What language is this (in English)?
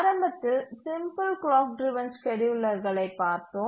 Tamil